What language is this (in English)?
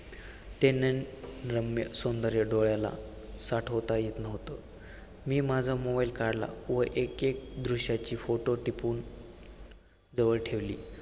Marathi